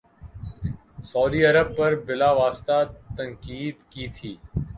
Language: Urdu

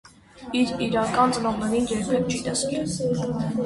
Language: Armenian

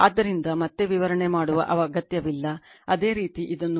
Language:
Kannada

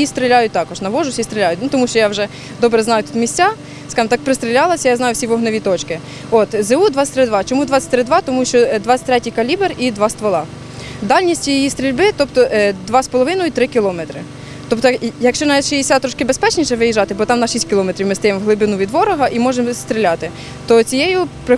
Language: Ukrainian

